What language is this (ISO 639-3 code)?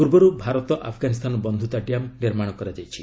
ori